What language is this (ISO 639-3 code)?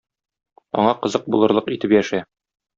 tat